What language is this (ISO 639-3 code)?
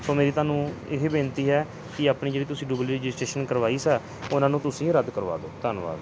pan